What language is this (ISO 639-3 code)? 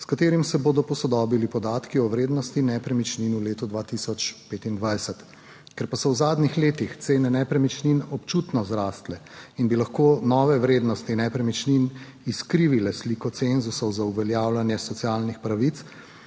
slv